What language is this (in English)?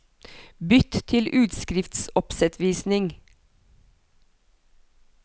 Norwegian